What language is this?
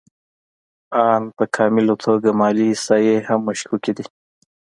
Pashto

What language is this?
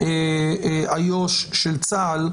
Hebrew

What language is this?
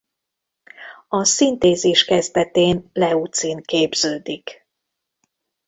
Hungarian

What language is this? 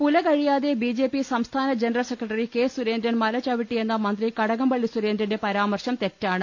Malayalam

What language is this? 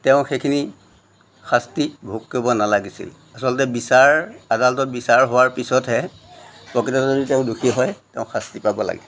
Assamese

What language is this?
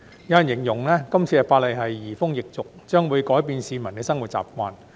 Cantonese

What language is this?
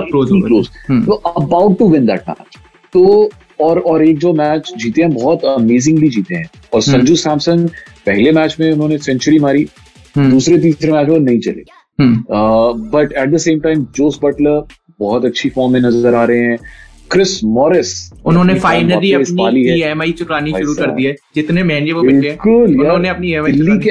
Hindi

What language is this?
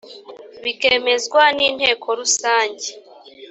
Kinyarwanda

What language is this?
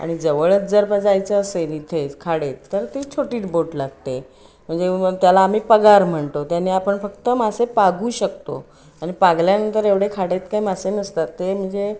Marathi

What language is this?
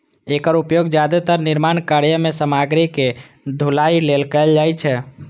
Maithili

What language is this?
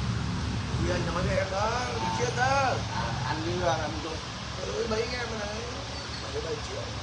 Vietnamese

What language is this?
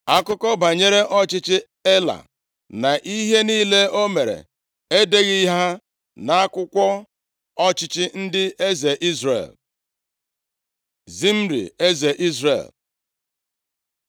Igbo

